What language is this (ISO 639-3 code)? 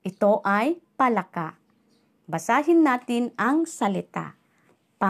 fil